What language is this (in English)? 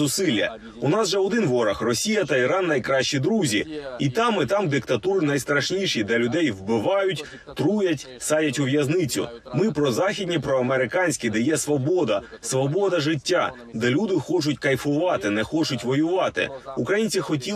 Ukrainian